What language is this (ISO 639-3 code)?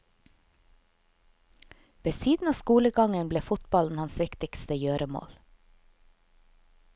nor